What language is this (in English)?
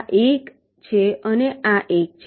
Gujarati